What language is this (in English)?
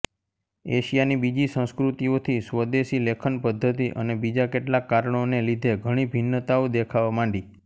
Gujarati